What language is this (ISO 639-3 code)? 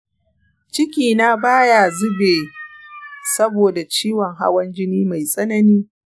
hau